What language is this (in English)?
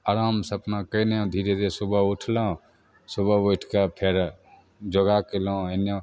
Maithili